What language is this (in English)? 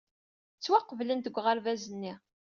Kabyle